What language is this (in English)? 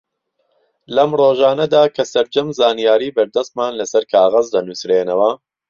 Central Kurdish